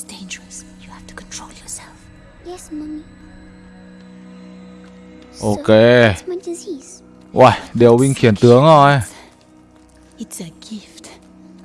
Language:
Vietnamese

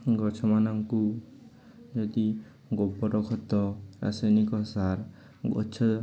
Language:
Odia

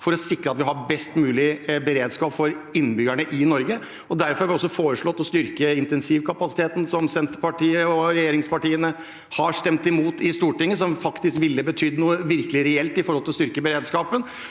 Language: Norwegian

